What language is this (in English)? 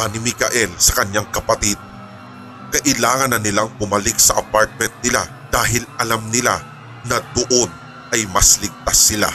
Filipino